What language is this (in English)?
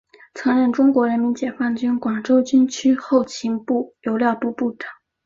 Chinese